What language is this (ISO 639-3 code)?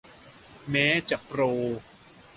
tha